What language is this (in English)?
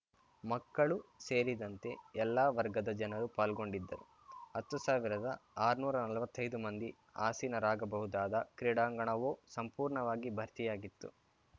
Kannada